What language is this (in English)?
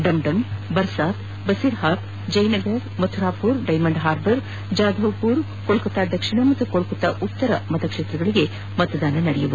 Kannada